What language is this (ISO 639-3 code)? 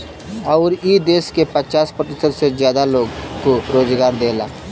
bho